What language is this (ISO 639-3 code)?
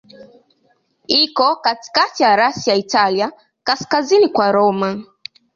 swa